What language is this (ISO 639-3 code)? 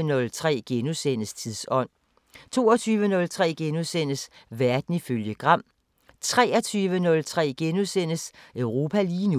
dan